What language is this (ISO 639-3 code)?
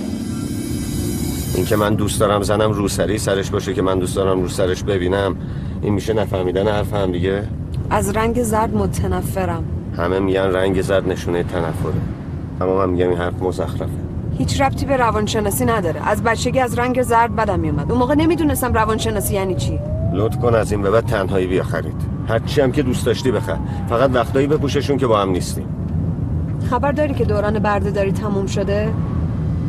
fas